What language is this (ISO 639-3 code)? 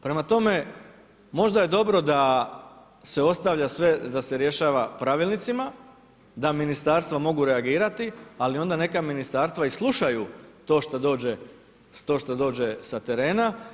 hrv